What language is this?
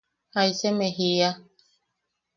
Yaqui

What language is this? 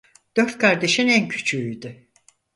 Turkish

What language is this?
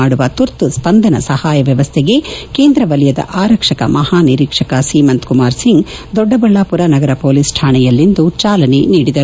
Kannada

